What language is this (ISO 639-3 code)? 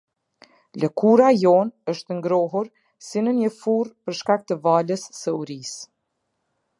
sqi